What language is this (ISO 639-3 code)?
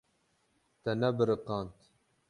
kur